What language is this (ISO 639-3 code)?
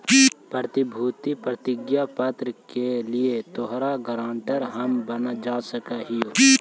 mag